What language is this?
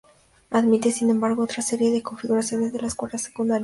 Spanish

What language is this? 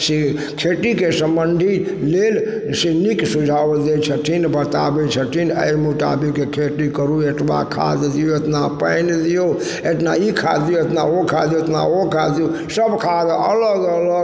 Maithili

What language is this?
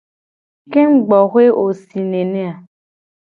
Gen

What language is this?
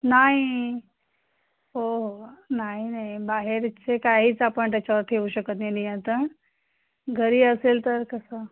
Marathi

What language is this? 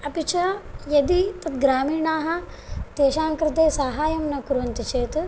Sanskrit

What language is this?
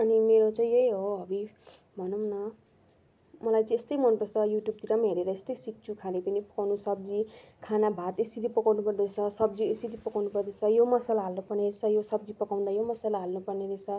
Nepali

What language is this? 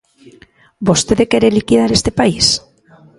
Galician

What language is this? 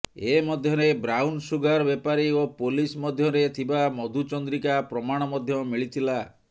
Odia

